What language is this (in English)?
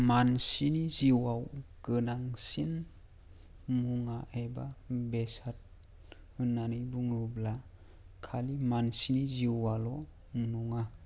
Bodo